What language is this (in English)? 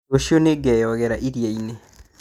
Kikuyu